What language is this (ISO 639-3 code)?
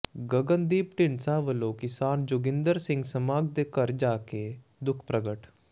pan